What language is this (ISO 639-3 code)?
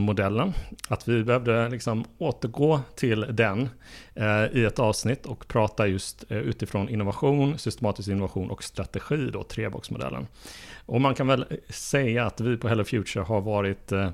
swe